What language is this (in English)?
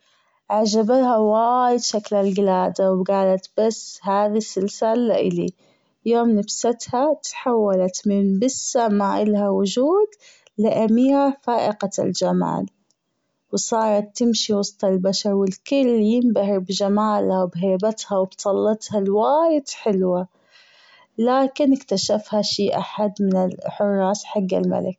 Gulf Arabic